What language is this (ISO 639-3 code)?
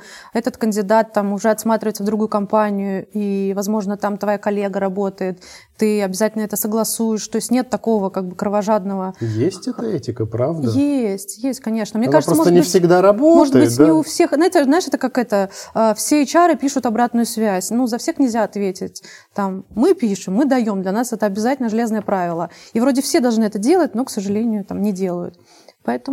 rus